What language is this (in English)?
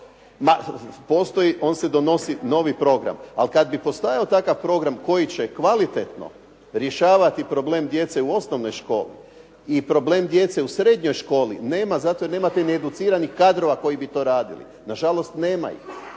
Croatian